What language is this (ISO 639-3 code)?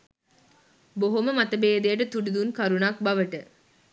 sin